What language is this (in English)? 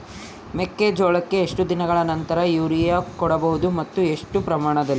Kannada